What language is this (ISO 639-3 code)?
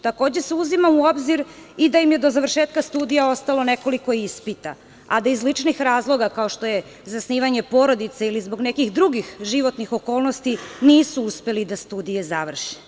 srp